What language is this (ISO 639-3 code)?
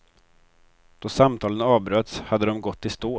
swe